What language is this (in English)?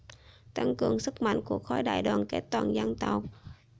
Vietnamese